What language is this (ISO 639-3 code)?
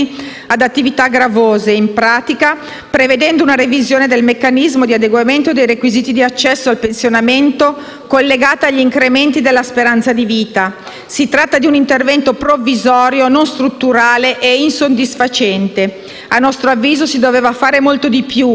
ita